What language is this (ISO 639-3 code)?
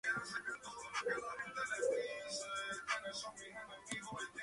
spa